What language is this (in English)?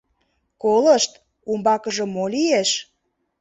Mari